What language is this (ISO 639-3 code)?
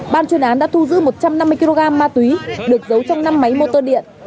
vie